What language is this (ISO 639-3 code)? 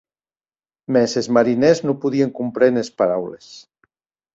oci